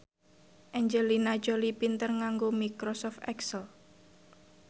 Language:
Javanese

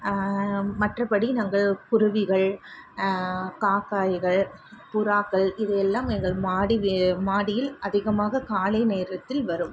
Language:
Tamil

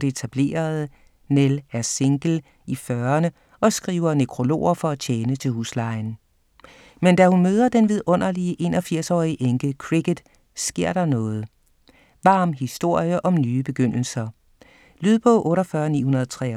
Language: Danish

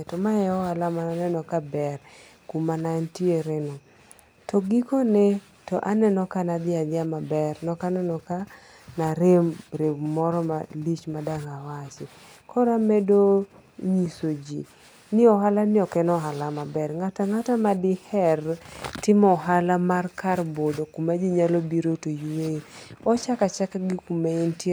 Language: Luo (Kenya and Tanzania)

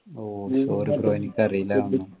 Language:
Malayalam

